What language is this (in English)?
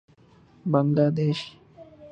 Urdu